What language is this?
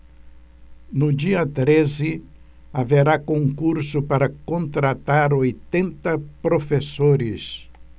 Portuguese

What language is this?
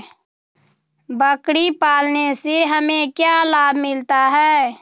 Magahi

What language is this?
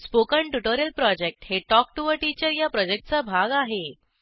Marathi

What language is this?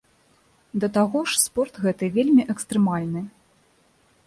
Belarusian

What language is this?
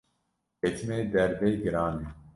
Kurdish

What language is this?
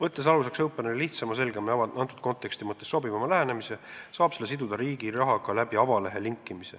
Estonian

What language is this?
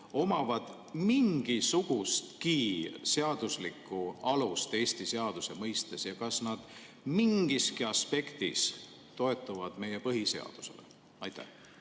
Estonian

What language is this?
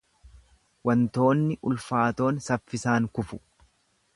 Oromo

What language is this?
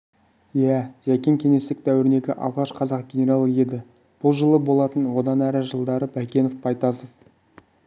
Kazakh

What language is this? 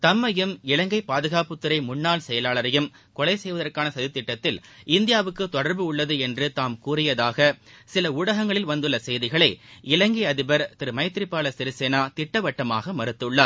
Tamil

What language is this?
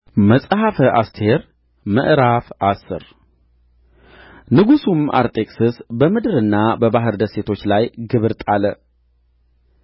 Amharic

